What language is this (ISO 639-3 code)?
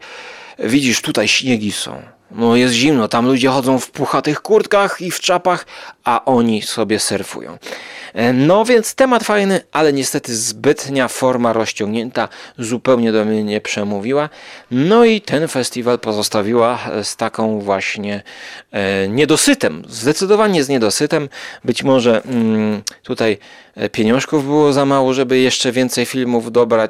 pol